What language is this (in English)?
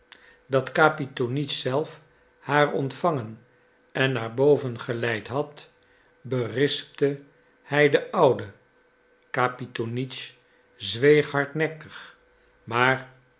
Dutch